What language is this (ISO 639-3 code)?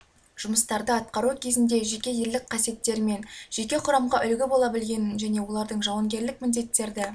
kaz